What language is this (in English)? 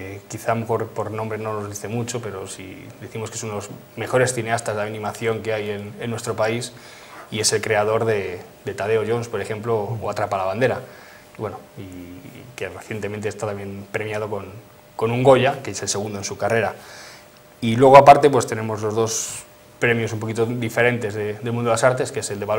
Spanish